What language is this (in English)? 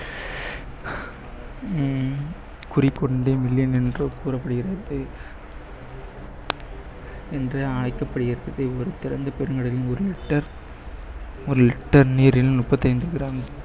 Tamil